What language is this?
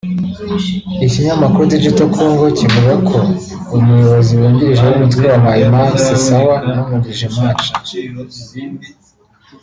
Kinyarwanda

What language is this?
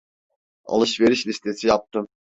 Turkish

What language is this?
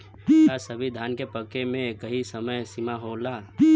Bhojpuri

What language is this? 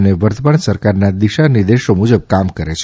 Gujarati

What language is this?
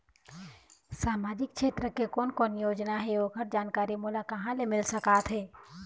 Chhattisgarhi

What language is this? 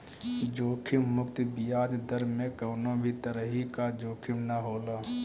Bhojpuri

